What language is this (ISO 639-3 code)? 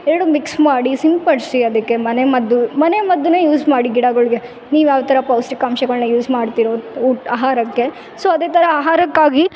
kan